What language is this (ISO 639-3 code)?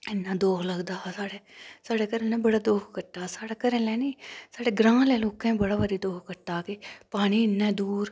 doi